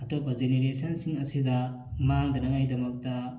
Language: Manipuri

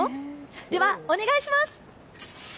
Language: Japanese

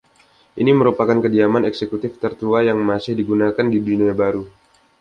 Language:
Indonesian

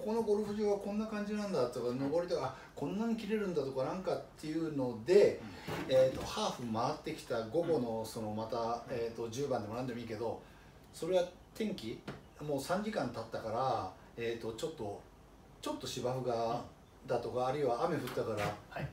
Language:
Japanese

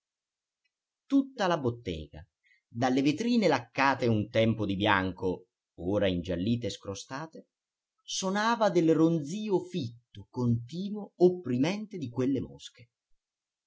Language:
Italian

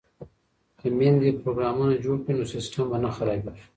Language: Pashto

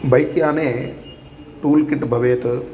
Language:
Sanskrit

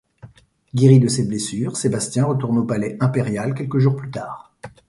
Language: French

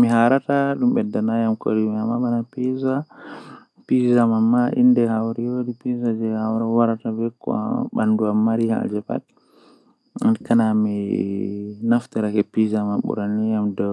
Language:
Western Niger Fulfulde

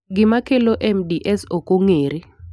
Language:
Luo (Kenya and Tanzania)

